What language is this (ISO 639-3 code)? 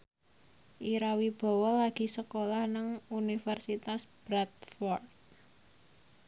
jav